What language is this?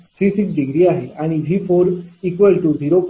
Marathi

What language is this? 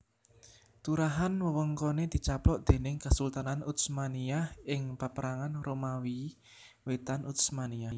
Javanese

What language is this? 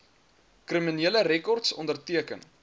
Afrikaans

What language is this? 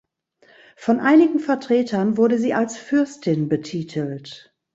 German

